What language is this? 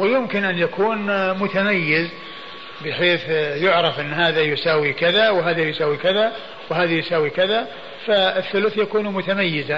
Arabic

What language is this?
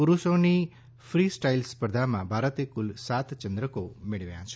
Gujarati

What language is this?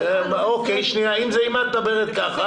Hebrew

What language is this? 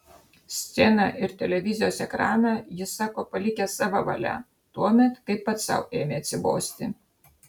Lithuanian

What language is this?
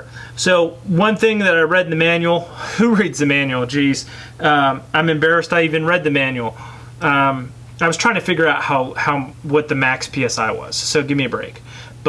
English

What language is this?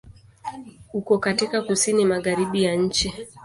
Swahili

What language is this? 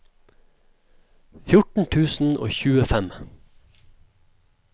Norwegian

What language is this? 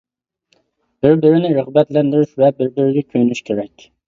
Uyghur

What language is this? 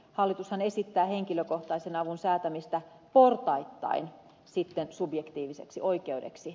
Finnish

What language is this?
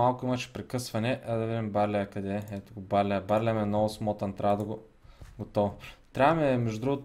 Bulgarian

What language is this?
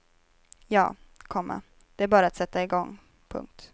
Swedish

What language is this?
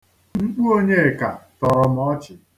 Igbo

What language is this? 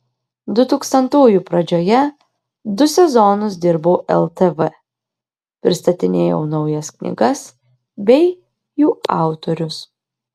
Lithuanian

